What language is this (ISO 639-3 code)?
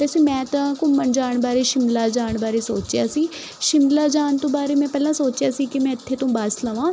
pan